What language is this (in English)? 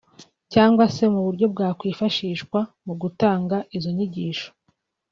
Kinyarwanda